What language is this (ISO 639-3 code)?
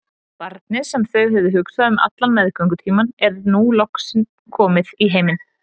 isl